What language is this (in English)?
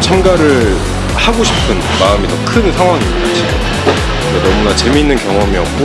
Korean